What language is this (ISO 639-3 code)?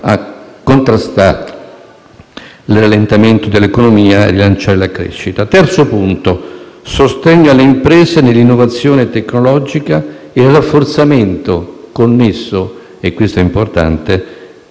ita